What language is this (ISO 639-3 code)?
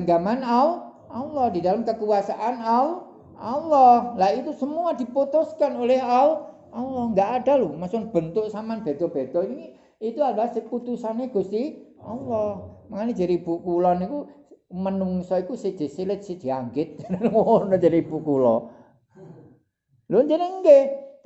ind